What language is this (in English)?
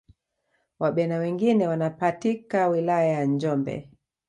Swahili